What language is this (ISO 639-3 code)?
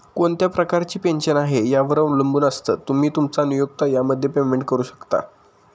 mar